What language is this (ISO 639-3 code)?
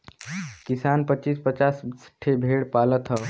bho